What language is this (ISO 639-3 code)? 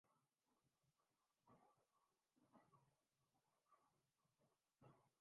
urd